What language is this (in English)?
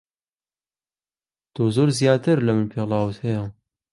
Central Kurdish